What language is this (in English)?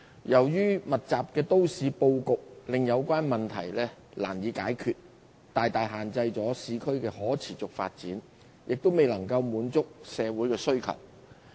Cantonese